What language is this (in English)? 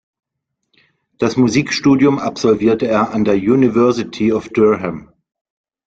German